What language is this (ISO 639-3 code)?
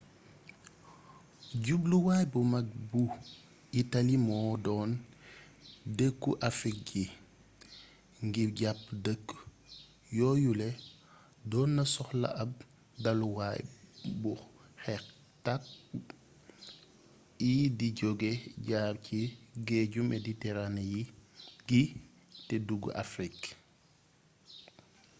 wol